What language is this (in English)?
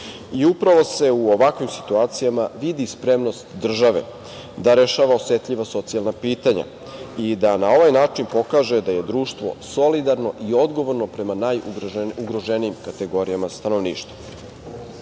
Serbian